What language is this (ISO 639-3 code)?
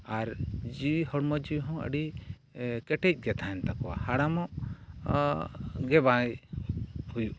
sat